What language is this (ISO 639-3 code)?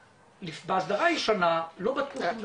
heb